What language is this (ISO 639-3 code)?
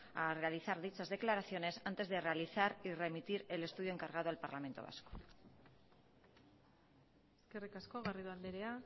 spa